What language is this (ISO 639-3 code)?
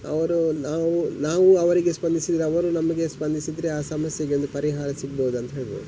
kan